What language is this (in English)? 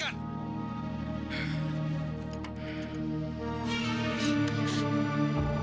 Indonesian